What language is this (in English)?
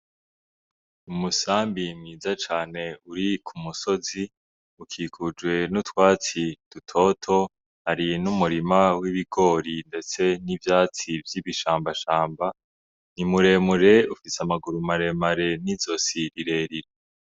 Rundi